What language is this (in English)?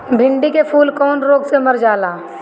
Bhojpuri